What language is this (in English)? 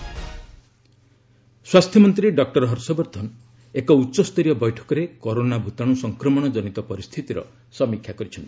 Odia